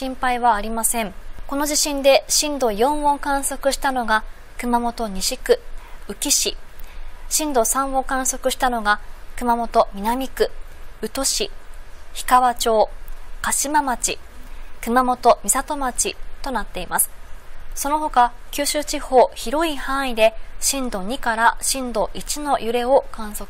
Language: Japanese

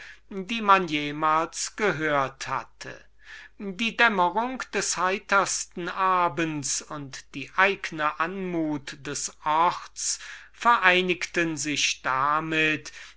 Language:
German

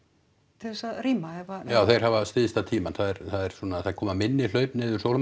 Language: Icelandic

